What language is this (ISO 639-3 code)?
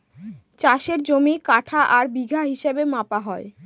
ben